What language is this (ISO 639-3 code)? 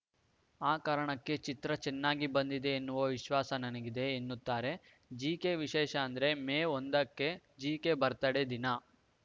kan